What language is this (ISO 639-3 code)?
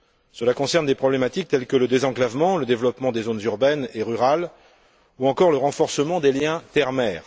fra